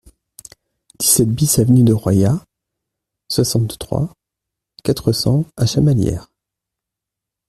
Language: French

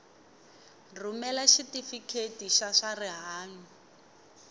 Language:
Tsonga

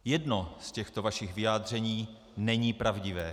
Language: Czech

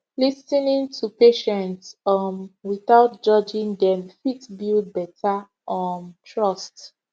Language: Nigerian Pidgin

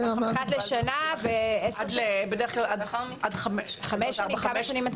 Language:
Hebrew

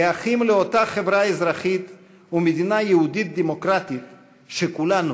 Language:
Hebrew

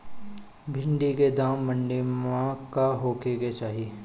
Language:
Bhojpuri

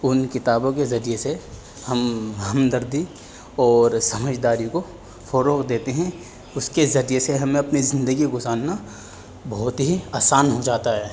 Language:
Urdu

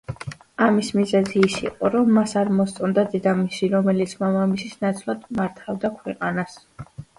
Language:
Georgian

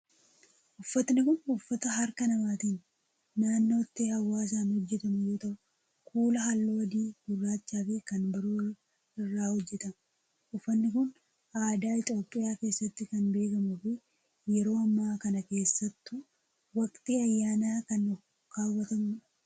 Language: Oromo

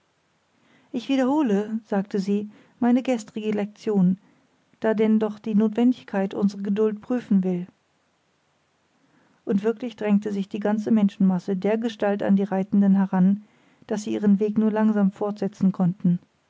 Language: German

